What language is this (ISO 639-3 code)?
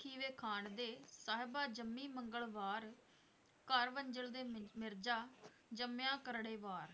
pan